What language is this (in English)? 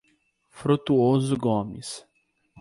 Portuguese